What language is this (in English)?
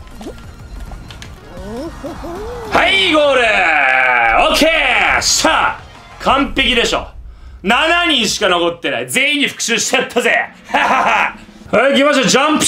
Japanese